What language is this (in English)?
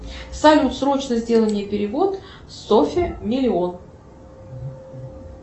Russian